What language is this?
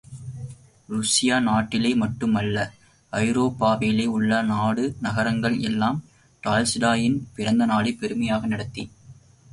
Tamil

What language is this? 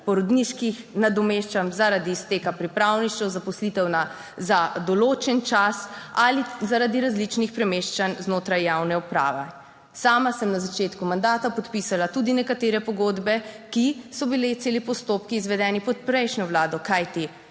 Slovenian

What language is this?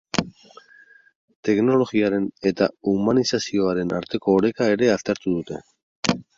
Basque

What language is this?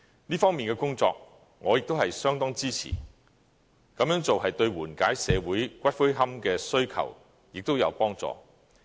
Cantonese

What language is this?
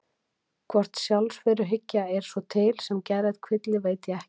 Icelandic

